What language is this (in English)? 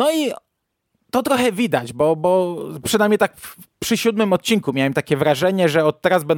Polish